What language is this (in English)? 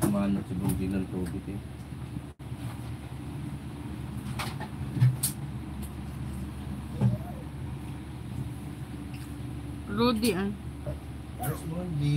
Filipino